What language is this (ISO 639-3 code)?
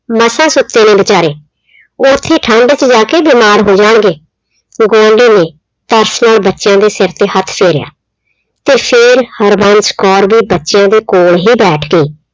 pan